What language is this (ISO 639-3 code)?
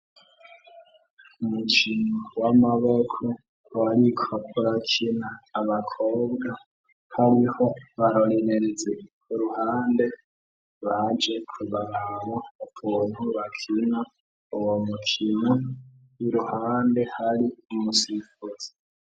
run